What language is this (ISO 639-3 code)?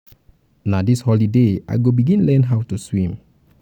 pcm